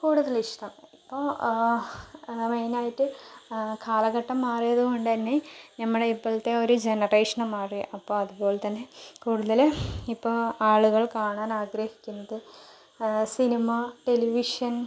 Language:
Malayalam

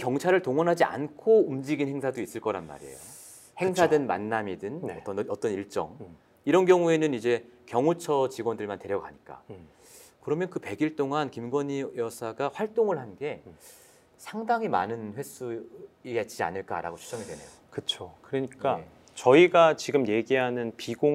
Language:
Korean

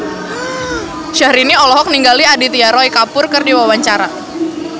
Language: Sundanese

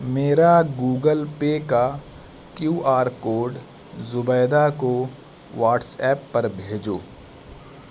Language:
Urdu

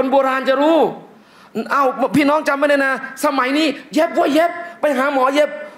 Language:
Thai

